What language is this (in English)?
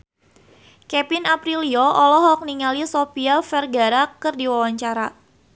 Sundanese